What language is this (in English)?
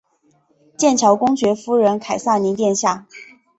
Chinese